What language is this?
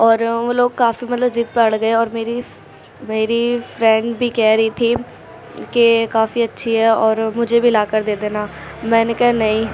Urdu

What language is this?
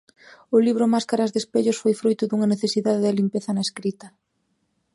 Galician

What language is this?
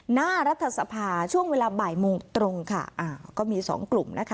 Thai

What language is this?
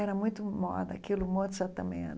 Portuguese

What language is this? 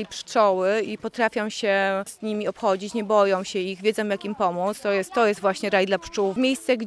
Polish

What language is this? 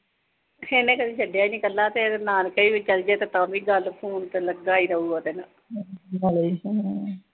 Punjabi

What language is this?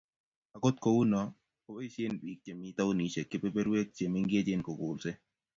Kalenjin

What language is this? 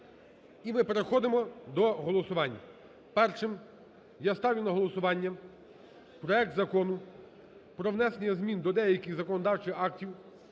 Ukrainian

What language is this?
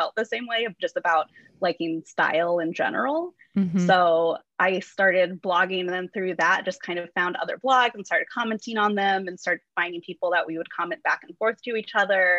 English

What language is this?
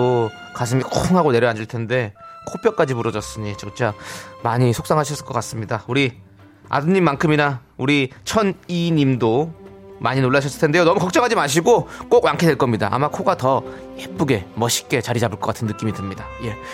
Korean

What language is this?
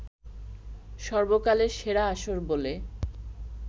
Bangla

